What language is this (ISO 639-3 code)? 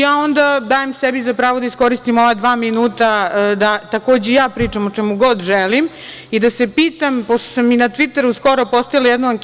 srp